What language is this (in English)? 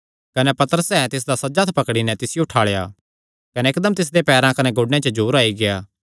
Kangri